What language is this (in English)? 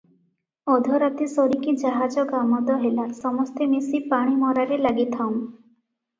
Odia